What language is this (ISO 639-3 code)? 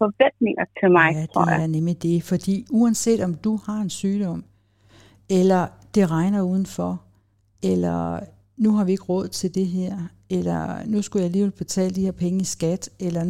dan